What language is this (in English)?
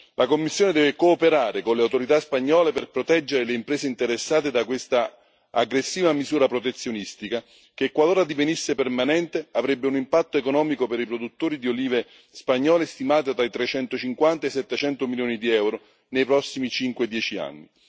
Italian